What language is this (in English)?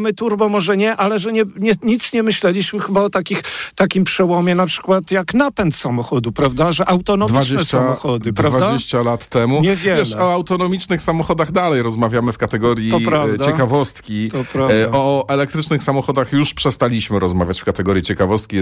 Polish